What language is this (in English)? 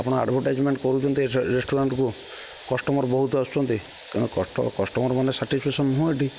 Odia